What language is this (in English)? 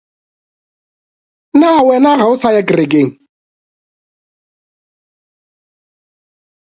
Northern Sotho